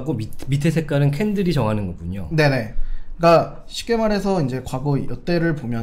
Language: Korean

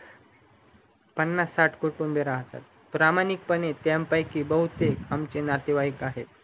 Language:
Marathi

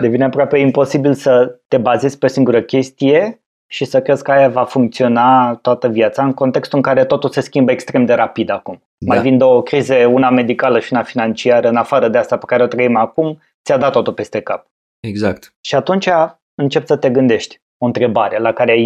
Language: Romanian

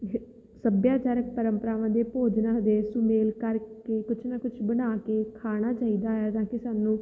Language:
Punjabi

